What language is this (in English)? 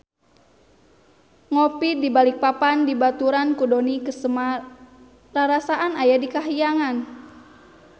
Sundanese